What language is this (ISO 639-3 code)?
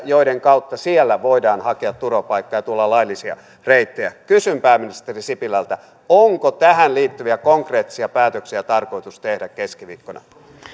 fin